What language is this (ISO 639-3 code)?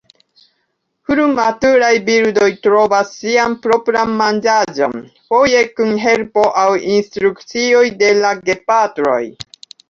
epo